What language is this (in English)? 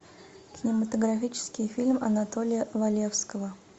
Russian